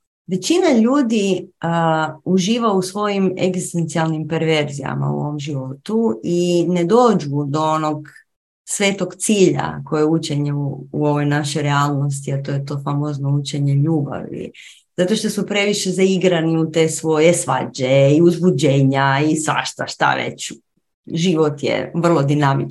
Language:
Croatian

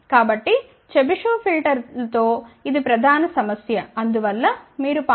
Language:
Telugu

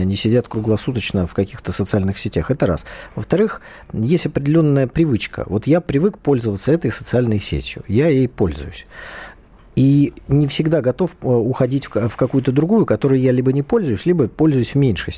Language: Russian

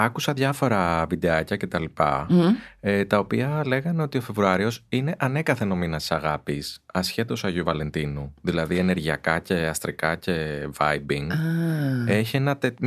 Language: Greek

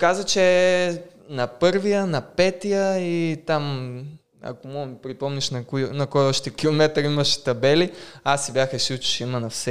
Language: Bulgarian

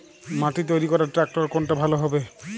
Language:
Bangla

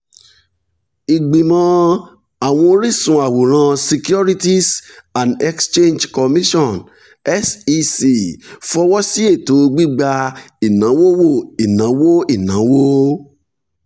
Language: Yoruba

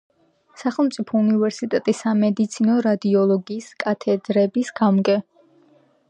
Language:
Georgian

